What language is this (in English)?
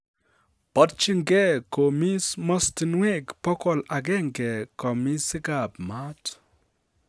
Kalenjin